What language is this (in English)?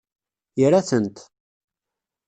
Kabyle